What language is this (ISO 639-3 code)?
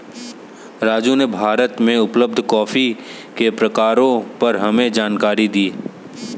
hin